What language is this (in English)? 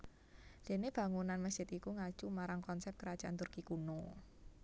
Javanese